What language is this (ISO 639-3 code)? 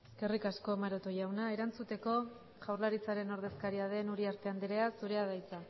eus